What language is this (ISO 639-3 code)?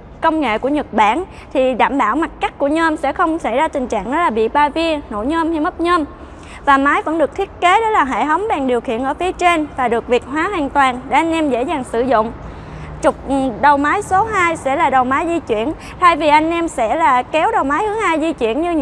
vie